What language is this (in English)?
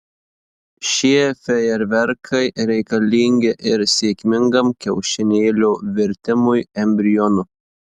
Lithuanian